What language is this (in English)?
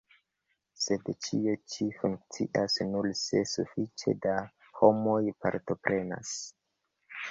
Esperanto